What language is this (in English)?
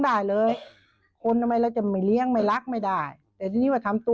Thai